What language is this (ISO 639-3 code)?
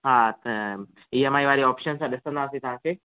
snd